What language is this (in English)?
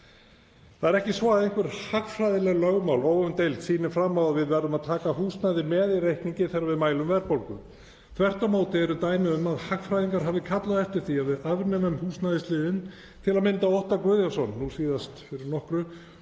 Icelandic